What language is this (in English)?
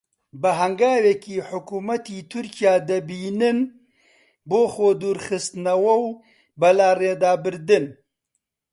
Central Kurdish